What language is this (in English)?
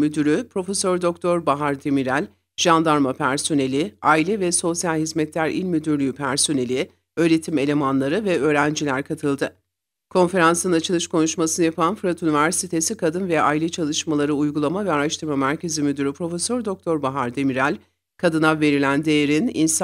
Turkish